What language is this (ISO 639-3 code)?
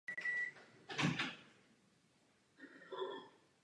ces